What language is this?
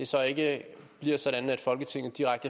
Danish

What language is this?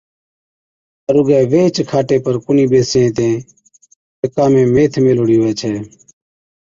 Od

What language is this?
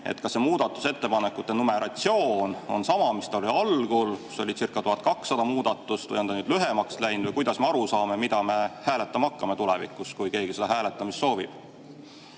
Estonian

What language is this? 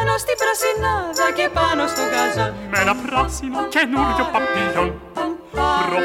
Greek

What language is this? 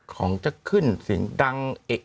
Thai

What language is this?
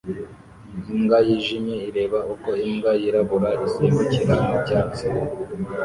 Kinyarwanda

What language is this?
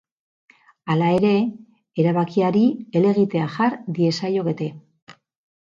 Basque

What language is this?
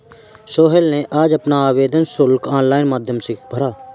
Hindi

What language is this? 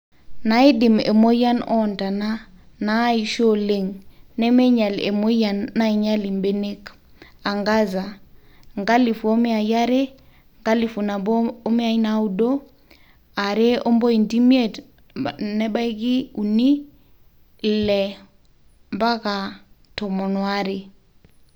Masai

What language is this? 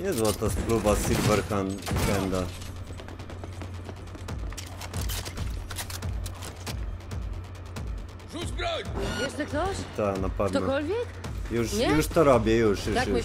Polish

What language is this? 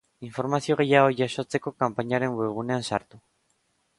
Basque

